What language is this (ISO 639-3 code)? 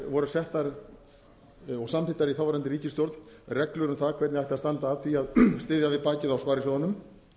isl